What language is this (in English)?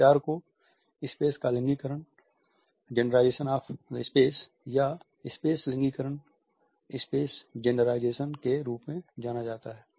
Hindi